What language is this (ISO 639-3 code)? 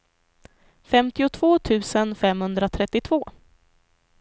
swe